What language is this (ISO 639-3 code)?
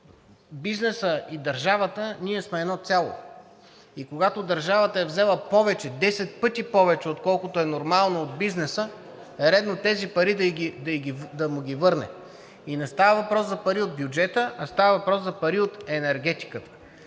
bul